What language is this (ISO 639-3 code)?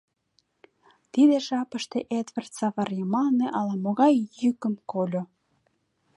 chm